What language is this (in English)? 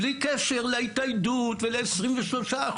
Hebrew